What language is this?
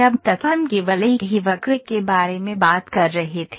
Hindi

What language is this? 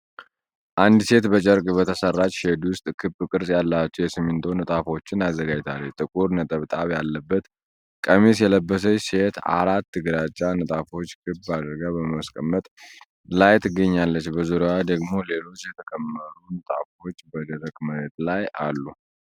Amharic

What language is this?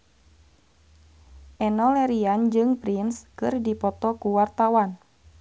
Sundanese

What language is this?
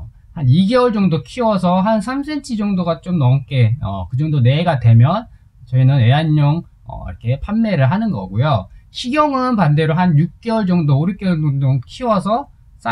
Korean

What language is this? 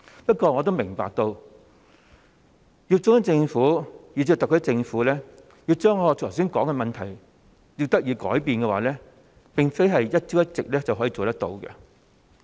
Cantonese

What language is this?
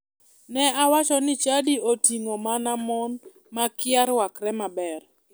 Luo (Kenya and Tanzania)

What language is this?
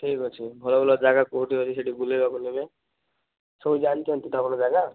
Odia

